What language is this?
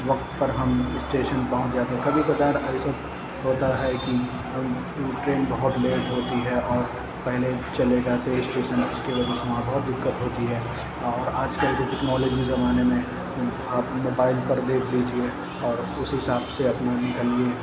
Urdu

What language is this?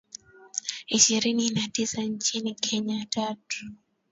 Swahili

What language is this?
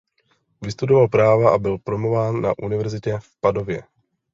Czech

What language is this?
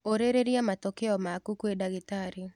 Kikuyu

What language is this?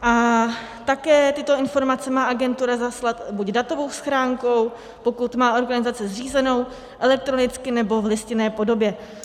Czech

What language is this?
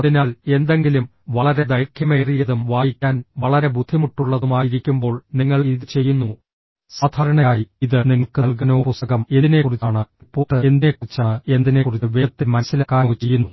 Malayalam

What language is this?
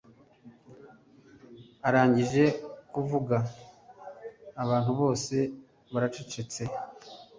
Kinyarwanda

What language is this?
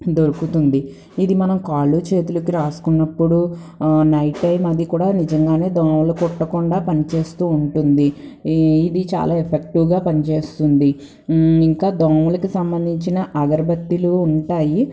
Telugu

